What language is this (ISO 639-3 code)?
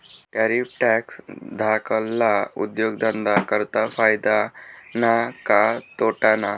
mar